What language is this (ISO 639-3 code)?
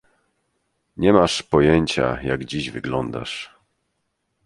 pol